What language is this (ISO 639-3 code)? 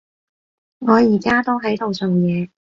yue